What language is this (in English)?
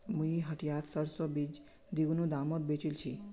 Magahi